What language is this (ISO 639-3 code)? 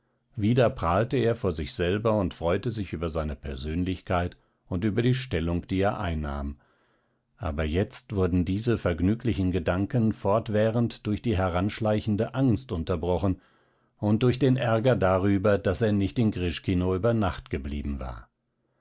deu